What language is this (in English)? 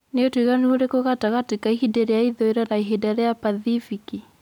Kikuyu